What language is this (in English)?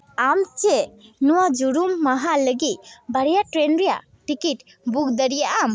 Santali